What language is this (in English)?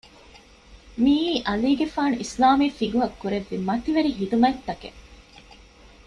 Divehi